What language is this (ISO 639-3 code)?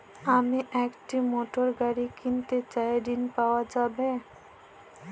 ben